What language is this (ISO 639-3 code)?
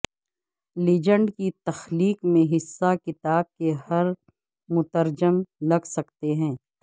urd